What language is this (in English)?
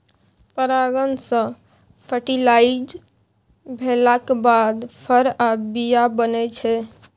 Maithili